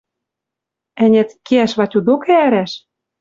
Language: Western Mari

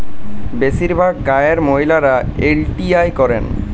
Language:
Bangla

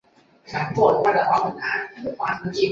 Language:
Chinese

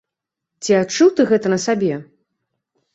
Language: Belarusian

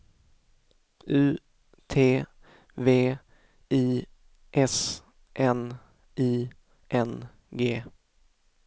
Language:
Swedish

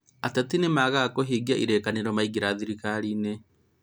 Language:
Kikuyu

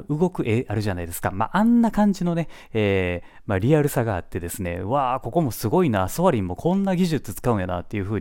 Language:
Japanese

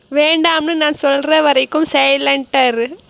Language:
Tamil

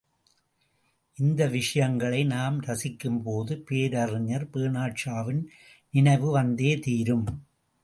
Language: Tamil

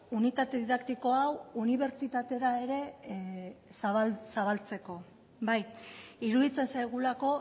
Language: Basque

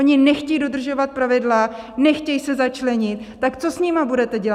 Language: Czech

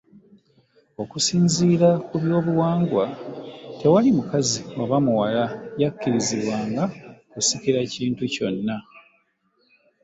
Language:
Ganda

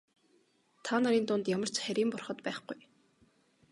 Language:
Mongolian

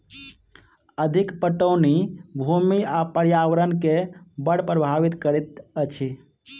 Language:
Maithili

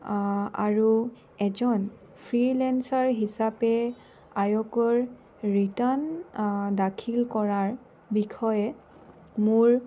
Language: Assamese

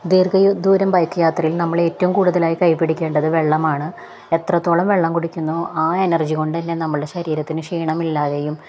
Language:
Malayalam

